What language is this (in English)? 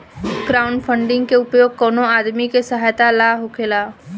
Bhojpuri